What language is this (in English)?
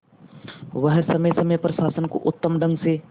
Hindi